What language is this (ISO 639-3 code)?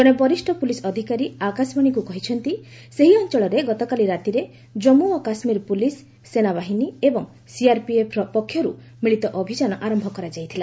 ori